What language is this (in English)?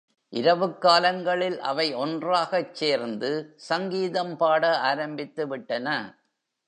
Tamil